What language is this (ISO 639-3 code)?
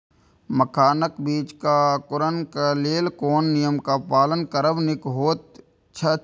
mai